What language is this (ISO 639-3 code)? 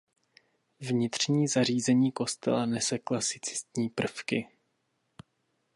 ces